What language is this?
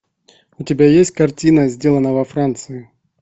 Russian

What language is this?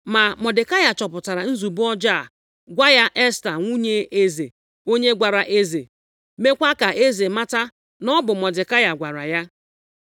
Igbo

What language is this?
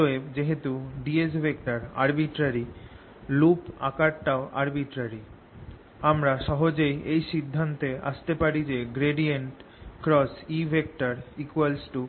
Bangla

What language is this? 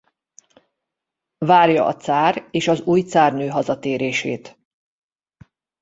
Hungarian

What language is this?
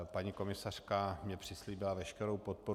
Czech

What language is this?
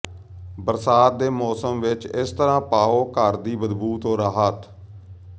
Punjabi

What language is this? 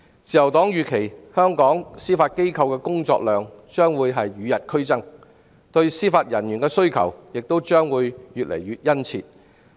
Cantonese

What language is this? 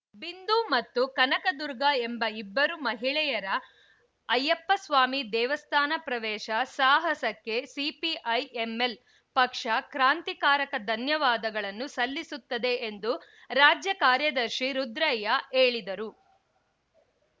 Kannada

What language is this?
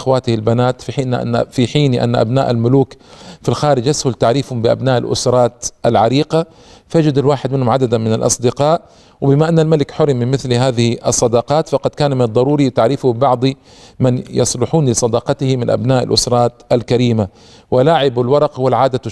Arabic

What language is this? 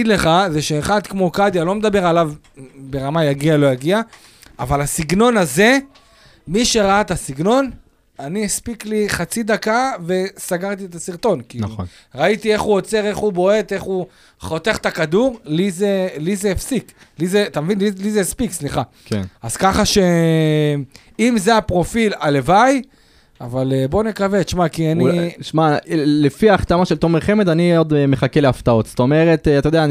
Hebrew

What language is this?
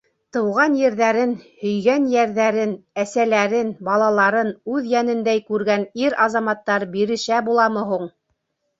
Bashkir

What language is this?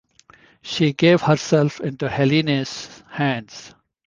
English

